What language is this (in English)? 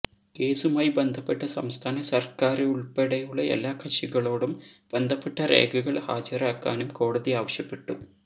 Malayalam